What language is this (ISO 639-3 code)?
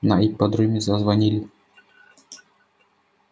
rus